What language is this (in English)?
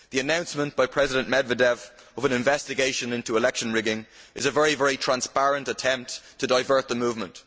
English